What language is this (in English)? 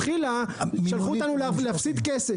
Hebrew